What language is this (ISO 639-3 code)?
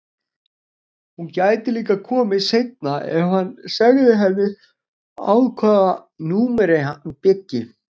isl